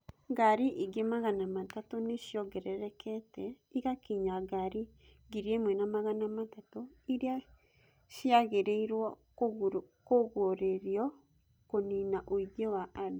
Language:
Kikuyu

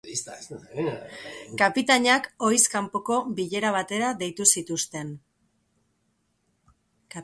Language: Basque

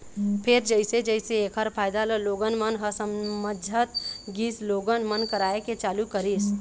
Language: Chhattisgarhi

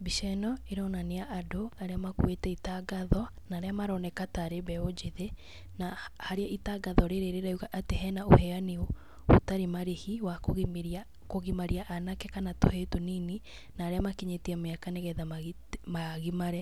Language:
Kikuyu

